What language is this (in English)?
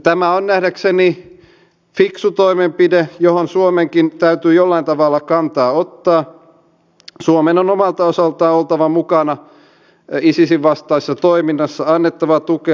Finnish